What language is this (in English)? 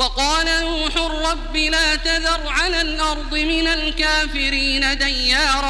Arabic